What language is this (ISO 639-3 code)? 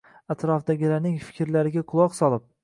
uzb